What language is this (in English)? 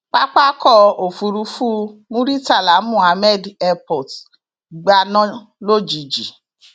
Yoruba